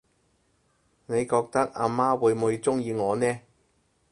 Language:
Cantonese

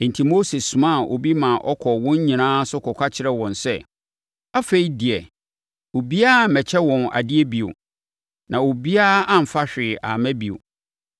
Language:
Akan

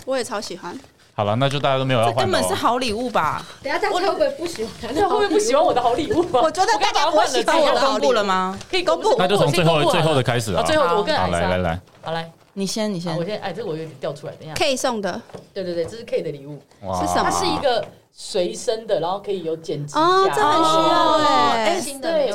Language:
Chinese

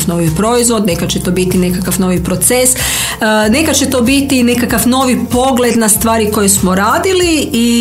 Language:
Croatian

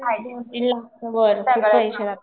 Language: Marathi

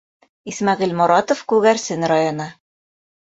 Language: Bashkir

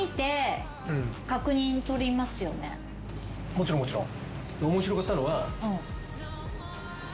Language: Japanese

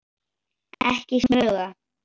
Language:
Icelandic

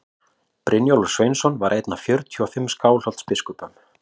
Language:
Icelandic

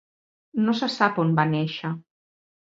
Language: Catalan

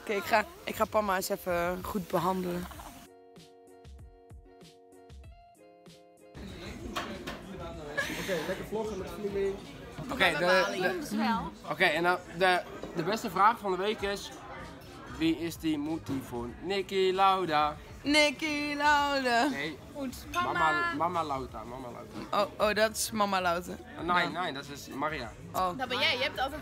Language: Dutch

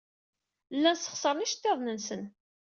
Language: Kabyle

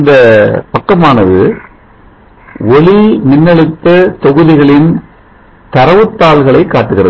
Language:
Tamil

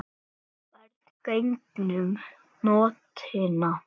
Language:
Icelandic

